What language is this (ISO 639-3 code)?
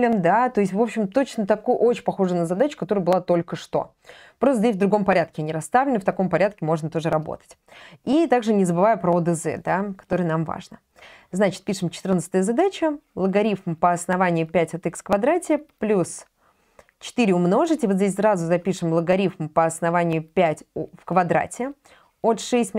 rus